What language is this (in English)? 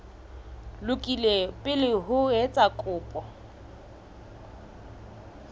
Southern Sotho